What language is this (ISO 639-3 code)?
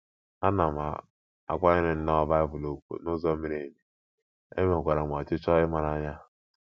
ibo